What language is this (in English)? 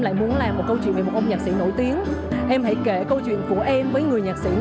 Vietnamese